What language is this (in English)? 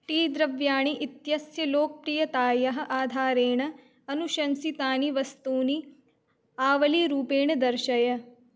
Sanskrit